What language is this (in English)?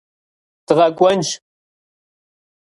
Kabardian